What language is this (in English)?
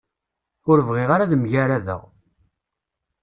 Kabyle